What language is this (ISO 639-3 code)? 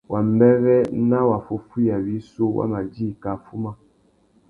bag